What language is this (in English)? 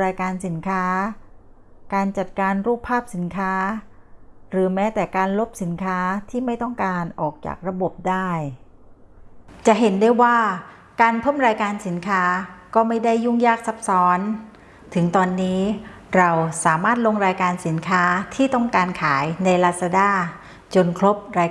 Thai